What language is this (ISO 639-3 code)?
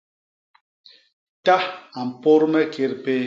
bas